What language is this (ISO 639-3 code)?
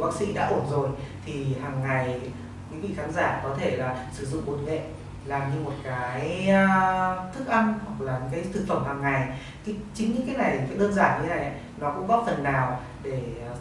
vie